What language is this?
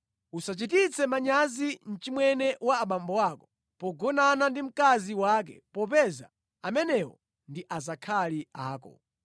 Nyanja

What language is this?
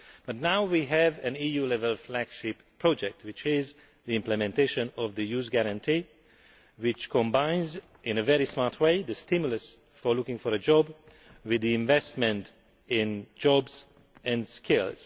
English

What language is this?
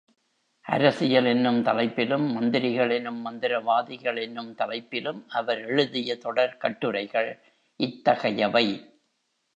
Tamil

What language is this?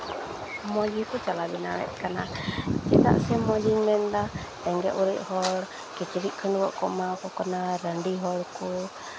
Santali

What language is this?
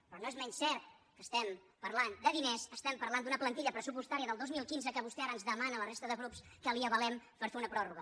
Catalan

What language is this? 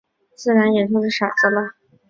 Chinese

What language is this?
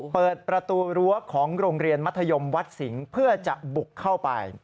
Thai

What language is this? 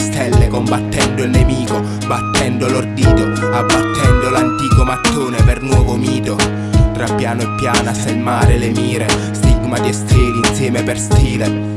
Italian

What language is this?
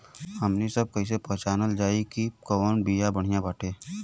Bhojpuri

